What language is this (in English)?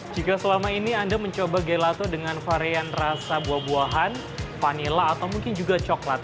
Indonesian